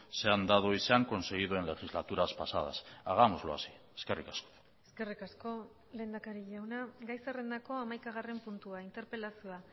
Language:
Basque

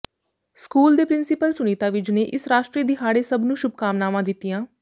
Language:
Punjabi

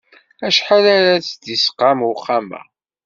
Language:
Kabyle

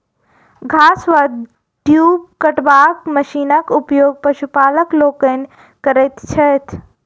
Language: Maithili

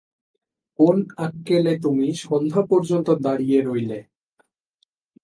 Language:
Bangla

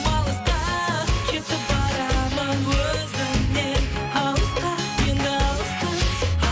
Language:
Kazakh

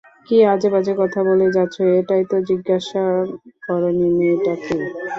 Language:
Bangla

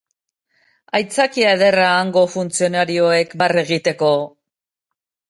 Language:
Basque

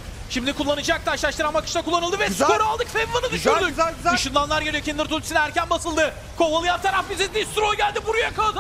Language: Turkish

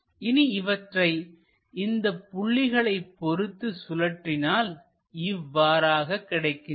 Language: Tamil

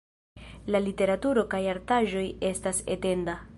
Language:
Esperanto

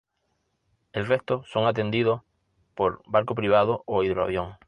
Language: Spanish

